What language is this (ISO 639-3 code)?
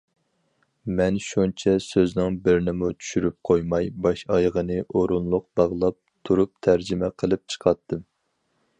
uig